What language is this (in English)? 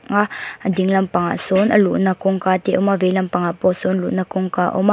Mizo